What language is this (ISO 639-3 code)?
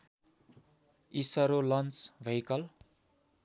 nep